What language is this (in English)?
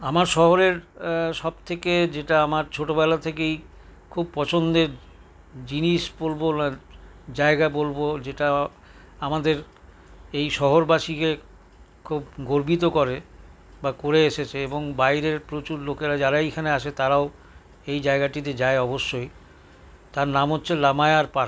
Bangla